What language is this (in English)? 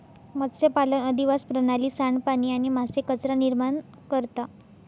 Marathi